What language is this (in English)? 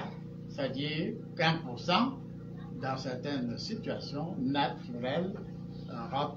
French